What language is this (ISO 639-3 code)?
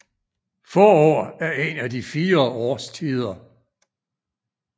dan